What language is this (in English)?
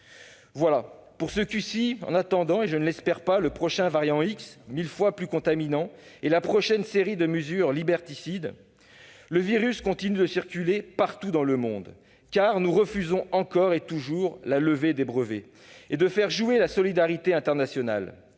French